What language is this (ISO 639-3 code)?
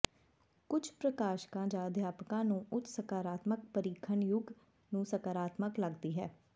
pan